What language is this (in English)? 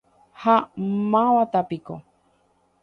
Guarani